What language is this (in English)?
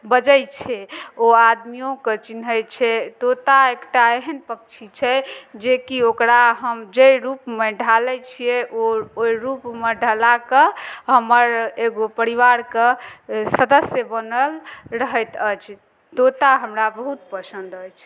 Maithili